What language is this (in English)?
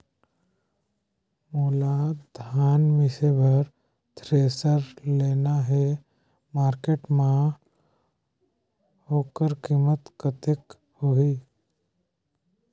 Chhattisgarhi